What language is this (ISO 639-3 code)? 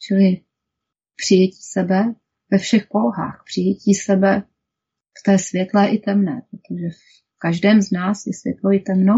ces